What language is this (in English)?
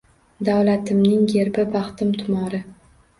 Uzbek